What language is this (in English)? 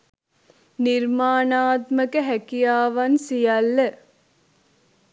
Sinhala